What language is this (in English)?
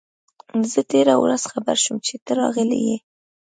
Pashto